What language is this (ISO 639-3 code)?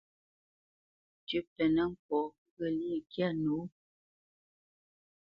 bce